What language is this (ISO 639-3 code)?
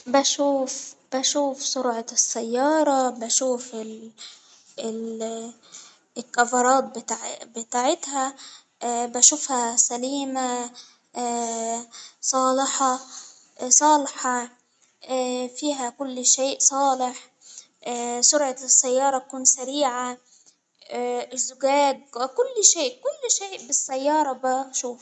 acw